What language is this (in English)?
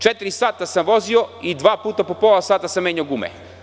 Serbian